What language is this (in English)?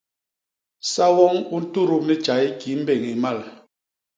Basaa